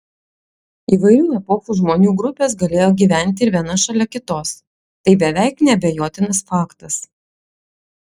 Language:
Lithuanian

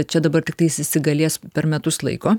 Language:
Lithuanian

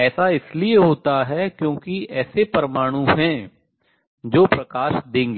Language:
Hindi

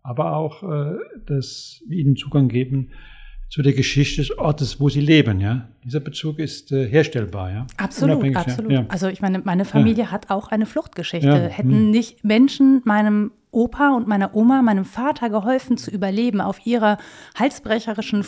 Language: German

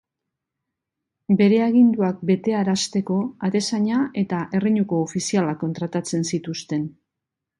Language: Basque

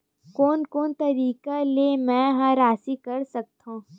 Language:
Chhattisgarhi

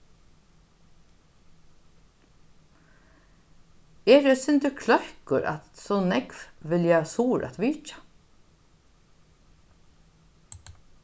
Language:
Faroese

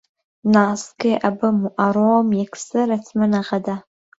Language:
Central Kurdish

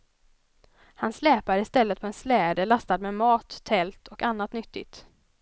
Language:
Swedish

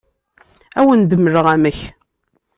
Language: Kabyle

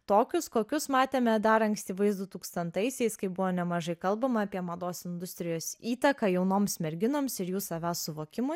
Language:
Lithuanian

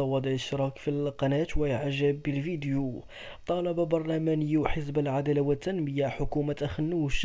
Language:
Arabic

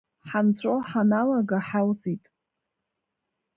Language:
Abkhazian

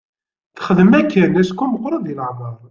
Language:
Kabyle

